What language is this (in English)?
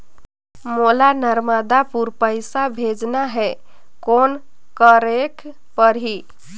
Chhattisgarhi